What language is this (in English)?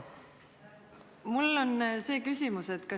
Estonian